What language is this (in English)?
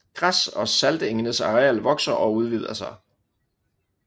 Danish